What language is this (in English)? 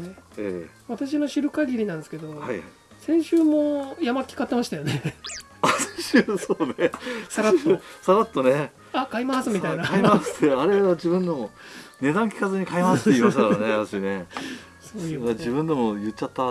Japanese